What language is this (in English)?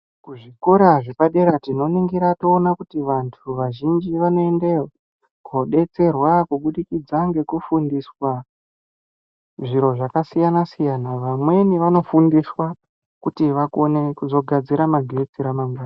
Ndau